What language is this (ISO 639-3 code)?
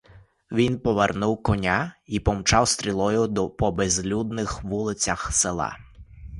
ukr